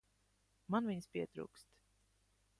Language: Latvian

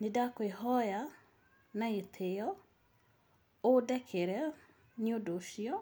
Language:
Kikuyu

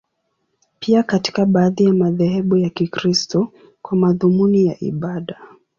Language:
Swahili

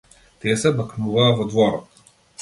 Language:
Macedonian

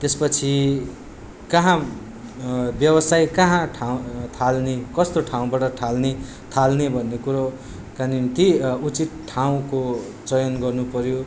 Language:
Nepali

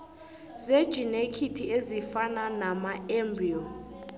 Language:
South Ndebele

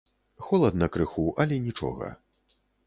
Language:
Belarusian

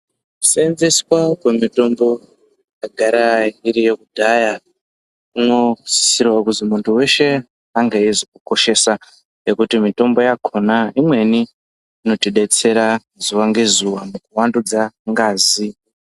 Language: Ndau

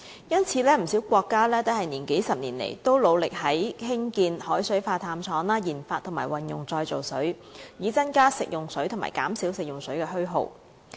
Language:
Cantonese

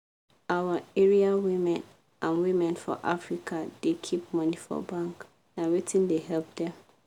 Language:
Nigerian Pidgin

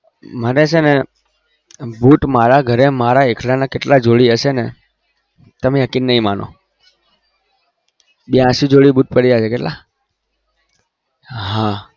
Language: Gujarati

